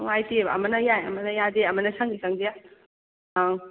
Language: Manipuri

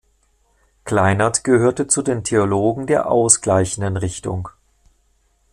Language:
German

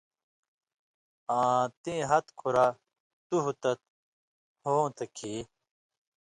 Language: Indus Kohistani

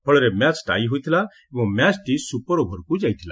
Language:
Odia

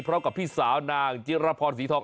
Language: Thai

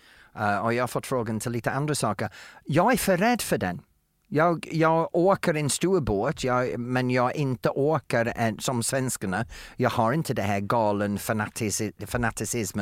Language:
Swedish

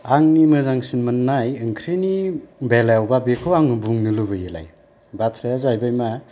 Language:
Bodo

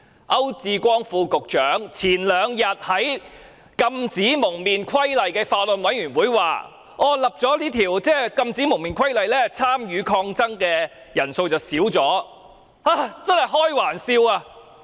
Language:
Cantonese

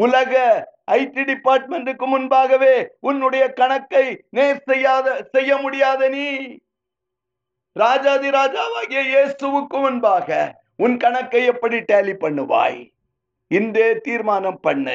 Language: Tamil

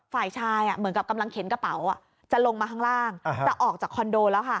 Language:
Thai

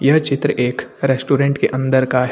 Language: Hindi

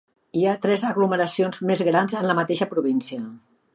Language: Catalan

